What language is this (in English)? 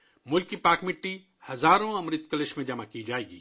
Urdu